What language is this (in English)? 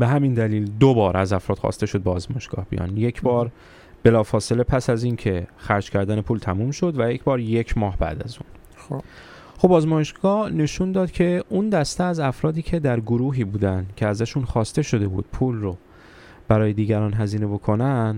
Persian